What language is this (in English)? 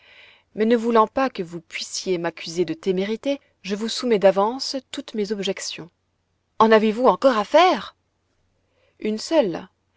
French